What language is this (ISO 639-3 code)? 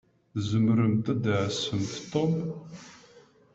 kab